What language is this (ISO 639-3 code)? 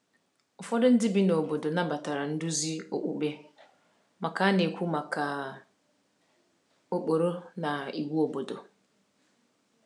ibo